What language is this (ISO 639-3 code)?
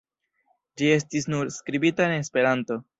epo